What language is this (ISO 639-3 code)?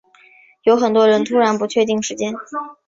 zho